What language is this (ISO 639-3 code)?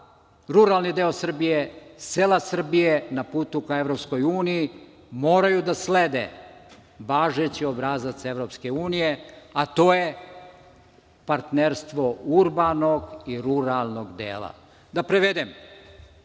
srp